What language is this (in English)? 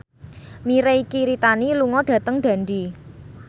Javanese